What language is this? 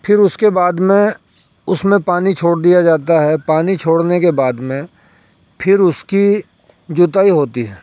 Urdu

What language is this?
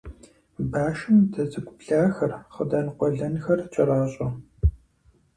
Kabardian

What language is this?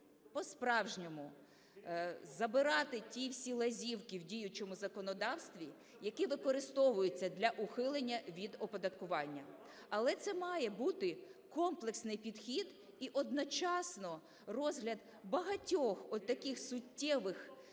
Ukrainian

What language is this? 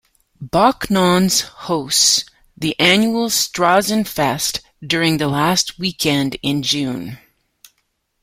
English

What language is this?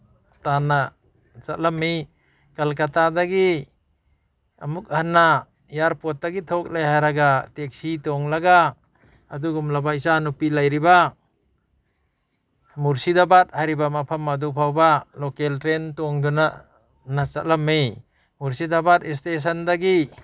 Manipuri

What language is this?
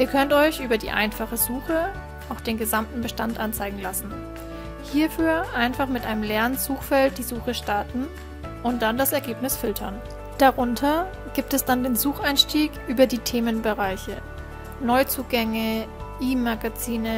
German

